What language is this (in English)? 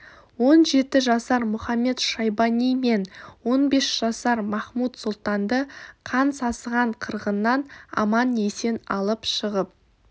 Kazakh